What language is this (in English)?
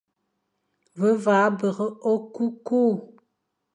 Fang